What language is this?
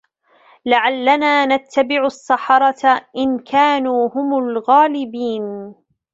Arabic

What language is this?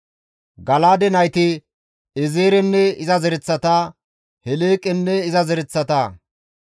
Gamo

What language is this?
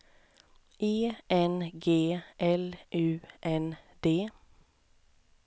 Swedish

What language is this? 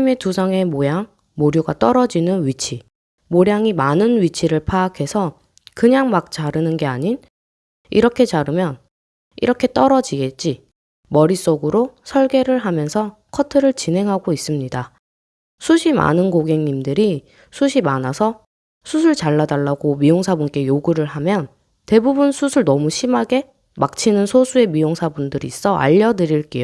Korean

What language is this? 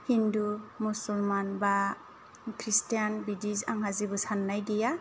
Bodo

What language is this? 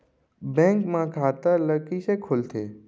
Chhattisgarhi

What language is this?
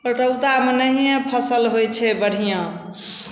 Maithili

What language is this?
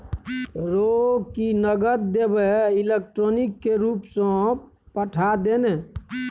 Maithili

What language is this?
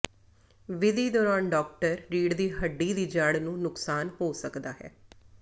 Punjabi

